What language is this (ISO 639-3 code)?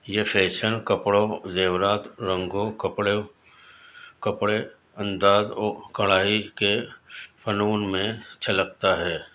urd